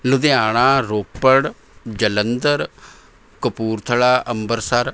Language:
Punjabi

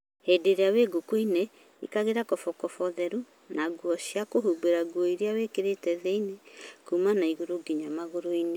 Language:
Kikuyu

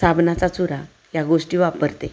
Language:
Marathi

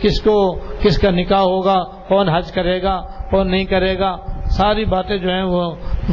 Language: Urdu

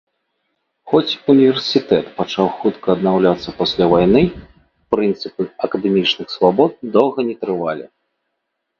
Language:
Belarusian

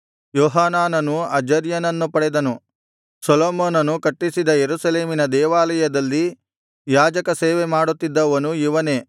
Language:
Kannada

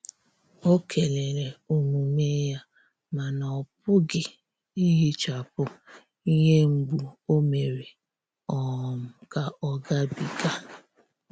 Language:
Igbo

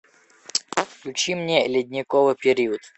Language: Russian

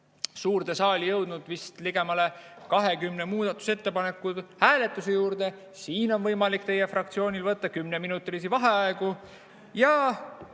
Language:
Estonian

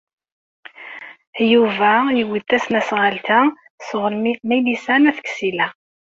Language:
Kabyle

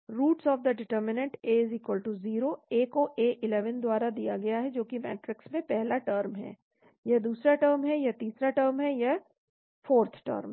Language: Hindi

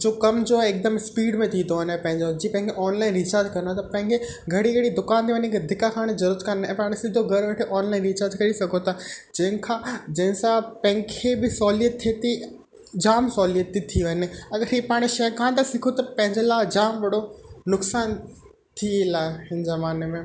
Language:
Sindhi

